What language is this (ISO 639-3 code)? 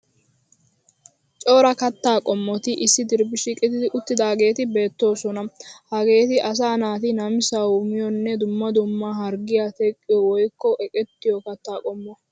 wal